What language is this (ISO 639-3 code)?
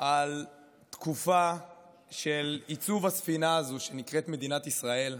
heb